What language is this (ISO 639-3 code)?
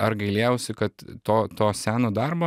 lit